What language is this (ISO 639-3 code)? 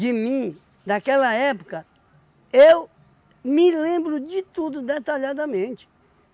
por